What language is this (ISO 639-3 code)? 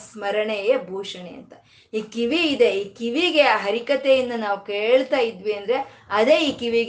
kan